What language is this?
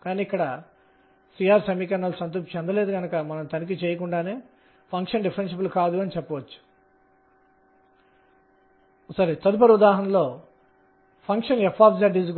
Telugu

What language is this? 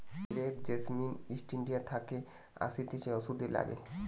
Bangla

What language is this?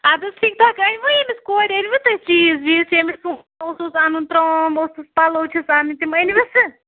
Kashmiri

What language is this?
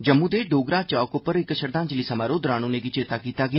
Dogri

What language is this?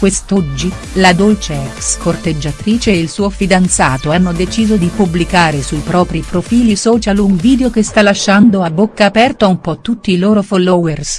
Italian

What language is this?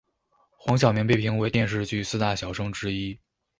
Chinese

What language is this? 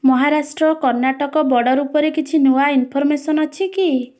Odia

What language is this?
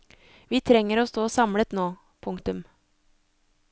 Norwegian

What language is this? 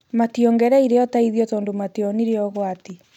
Kikuyu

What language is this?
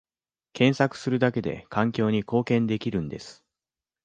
Japanese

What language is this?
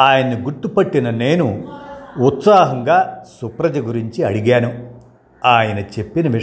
Telugu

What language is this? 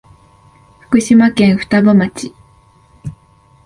Japanese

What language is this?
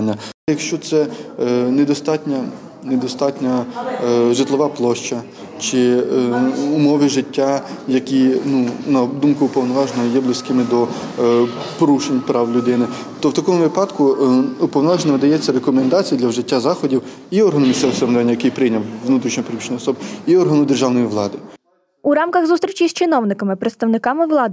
Ukrainian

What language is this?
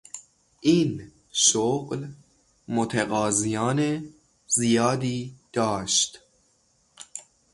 Persian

